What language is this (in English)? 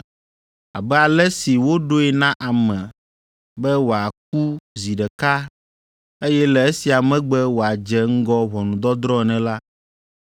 Ewe